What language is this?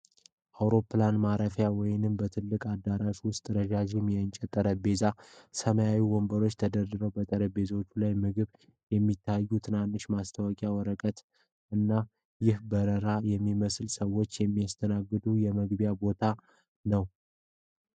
Amharic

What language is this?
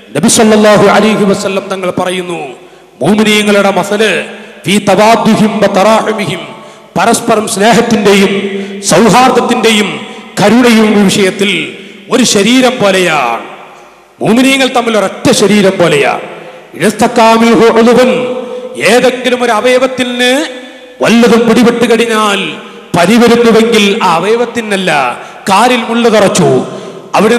Arabic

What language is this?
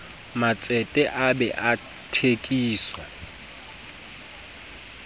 Southern Sotho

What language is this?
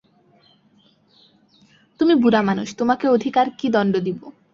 Bangla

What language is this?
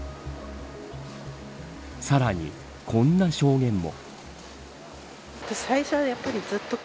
Japanese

